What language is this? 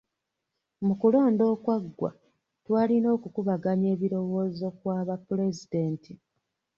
Ganda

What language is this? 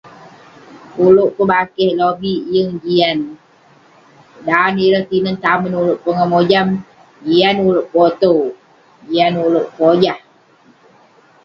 Western Penan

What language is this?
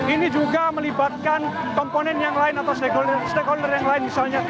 Indonesian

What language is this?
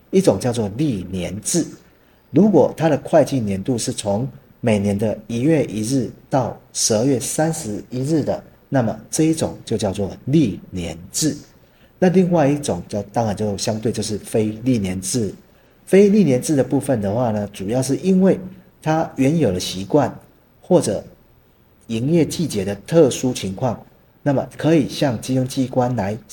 Chinese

